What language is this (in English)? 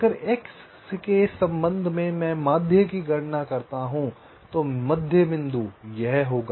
Hindi